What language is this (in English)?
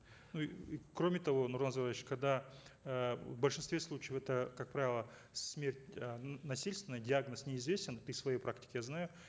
Kazakh